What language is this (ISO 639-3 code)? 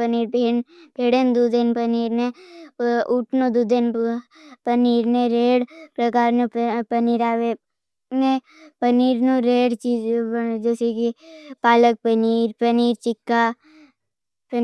bhb